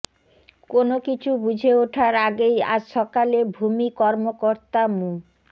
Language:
Bangla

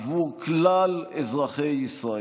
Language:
Hebrew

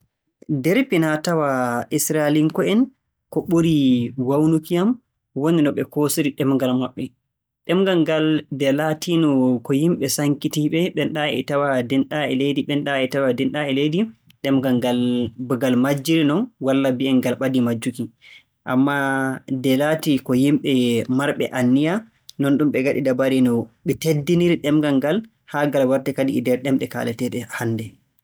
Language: Borgu Fulfulde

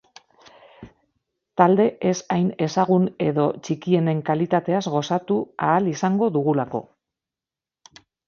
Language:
Basque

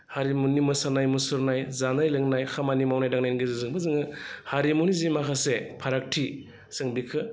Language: Bodo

